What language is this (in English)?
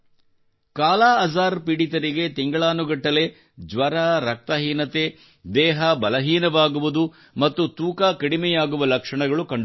Kannada